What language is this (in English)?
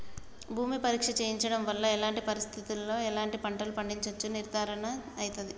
Telugu